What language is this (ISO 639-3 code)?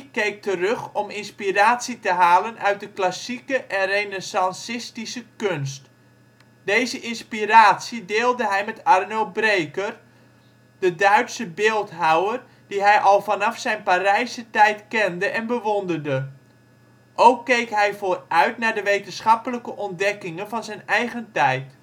nld